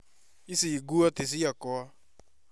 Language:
Kikuyu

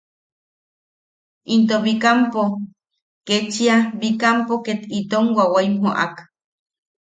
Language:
Yaqui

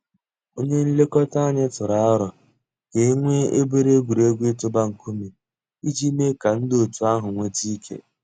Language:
Igbo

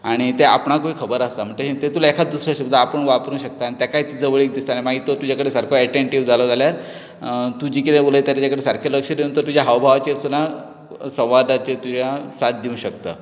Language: Konkani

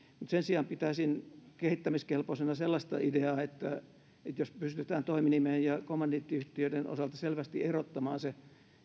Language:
Finnish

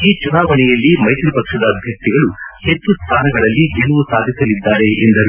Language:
Kannada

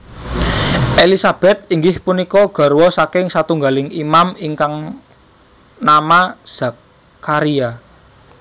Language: Javanese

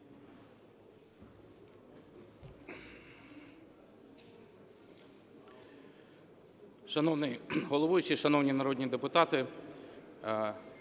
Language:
Ukrainian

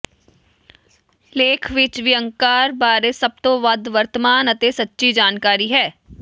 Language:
Punjabi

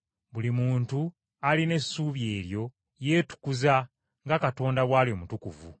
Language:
Ganda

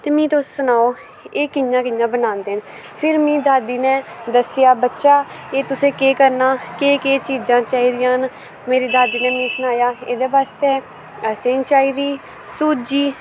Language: Dogri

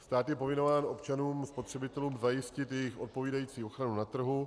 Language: Czech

